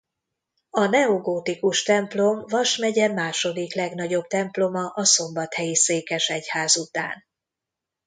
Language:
Hungarian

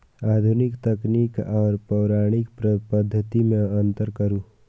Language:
Maithili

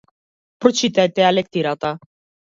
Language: Macedonian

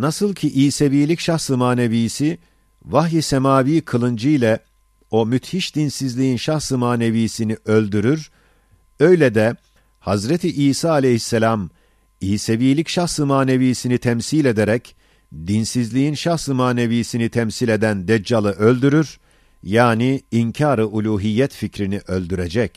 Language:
Turkish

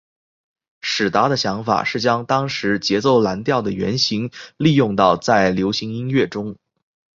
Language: Chinese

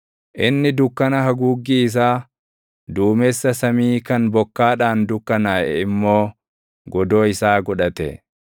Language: Oromo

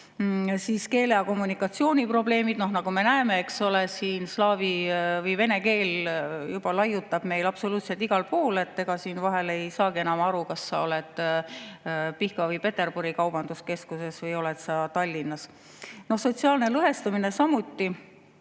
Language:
Estonian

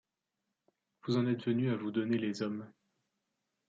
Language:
French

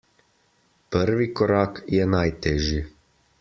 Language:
Slovenian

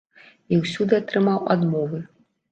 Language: Belarusian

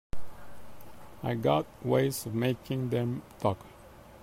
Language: English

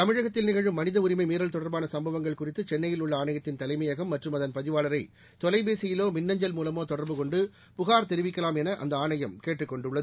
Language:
Tamil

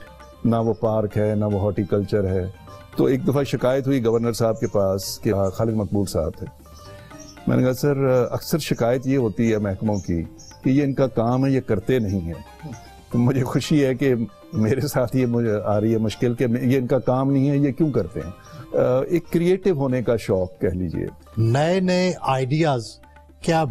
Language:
Hindi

